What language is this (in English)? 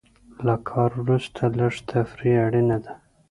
Pashto